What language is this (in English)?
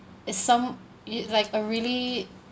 English